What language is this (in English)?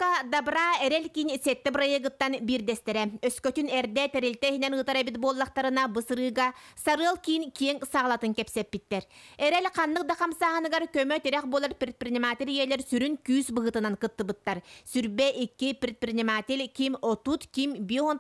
Russian